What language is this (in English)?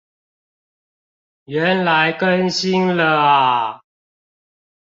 Chinese